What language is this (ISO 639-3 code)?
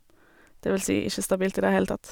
nor